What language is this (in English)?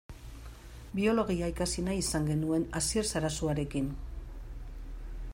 Basque